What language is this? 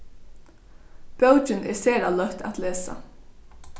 Faroese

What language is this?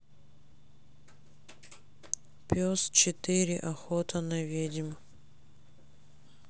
Russian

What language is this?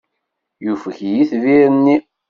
Kabyle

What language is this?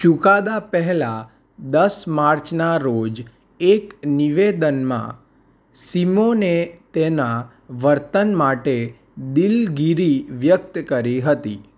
Gujarati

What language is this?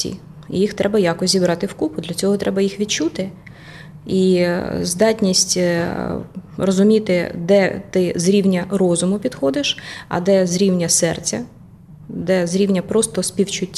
Ukrainian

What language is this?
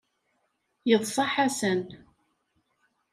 Kabyle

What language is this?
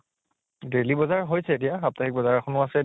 Assamese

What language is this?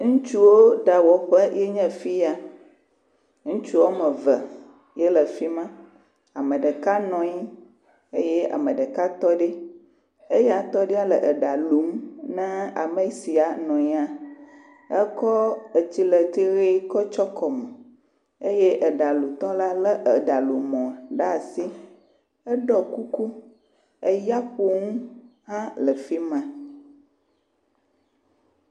Ewe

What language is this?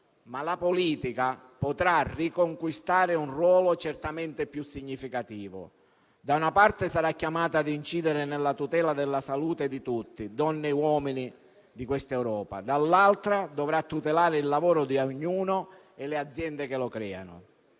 Italian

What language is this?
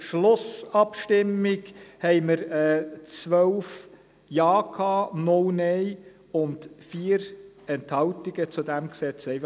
Swiss German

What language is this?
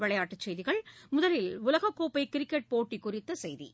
Tamil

